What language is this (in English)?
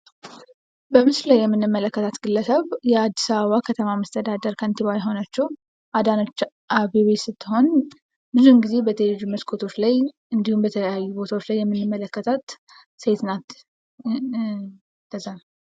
Amharic